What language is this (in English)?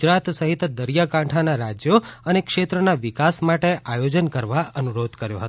Gujarati